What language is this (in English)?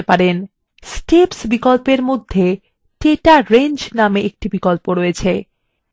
Bangla